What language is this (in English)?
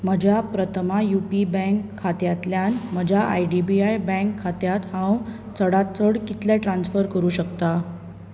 Konkani